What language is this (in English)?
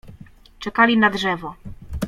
Polish